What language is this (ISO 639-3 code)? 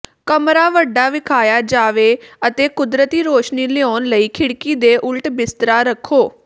pan